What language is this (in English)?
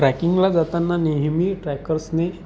Marathi